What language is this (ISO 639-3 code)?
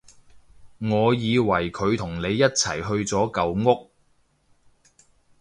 yue